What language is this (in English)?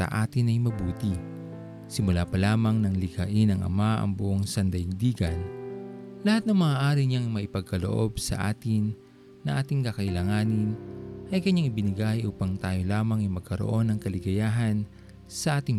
Filipino